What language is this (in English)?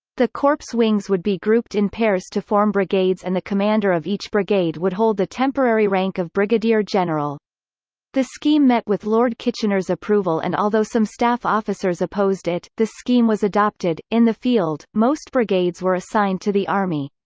English